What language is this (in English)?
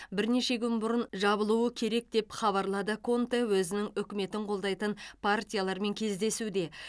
Kazakh